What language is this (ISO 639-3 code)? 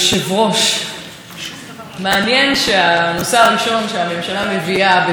heb